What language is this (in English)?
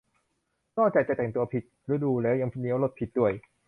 Thai